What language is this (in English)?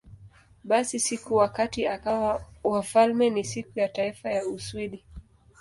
Swahili